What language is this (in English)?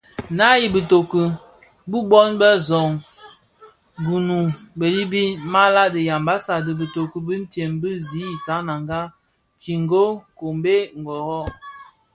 Bafia